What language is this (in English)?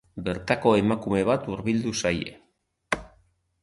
Basque